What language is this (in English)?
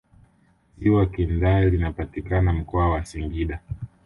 Swahili